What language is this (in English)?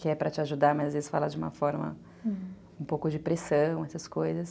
Portuguese